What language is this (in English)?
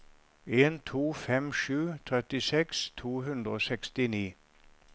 Norwegian